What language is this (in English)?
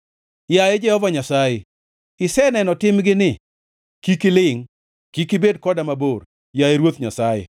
Luo (Kenya and Tanzania)